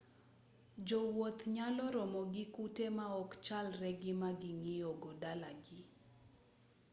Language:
Luo (Kenya and Tanzania)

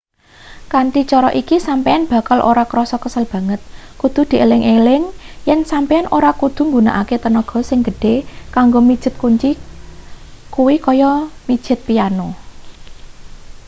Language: Javanese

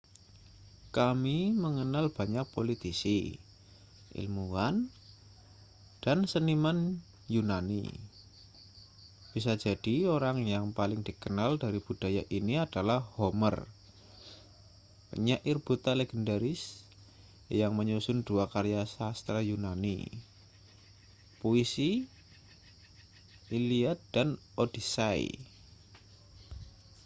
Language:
Indonesian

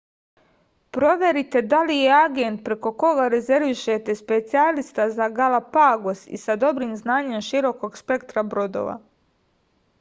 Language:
Serbian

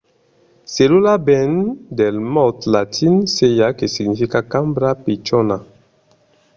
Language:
Occitan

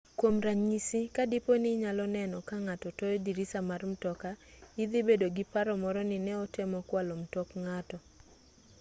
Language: Luo (Kenya and Tanzania)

